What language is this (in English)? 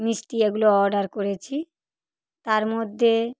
Bangla